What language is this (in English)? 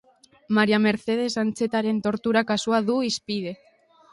Basque